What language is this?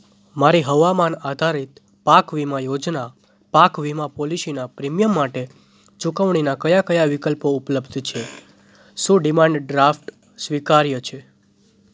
Gujarati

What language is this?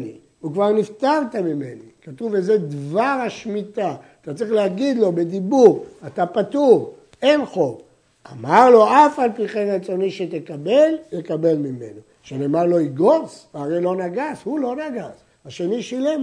Hebrew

